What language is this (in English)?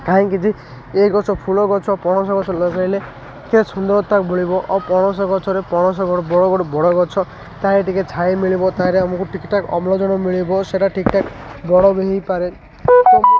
Odia